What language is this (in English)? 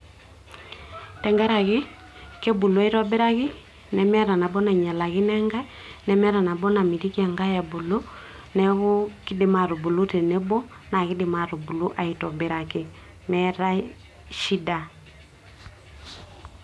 Masai